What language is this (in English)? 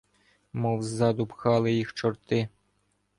Ukrainian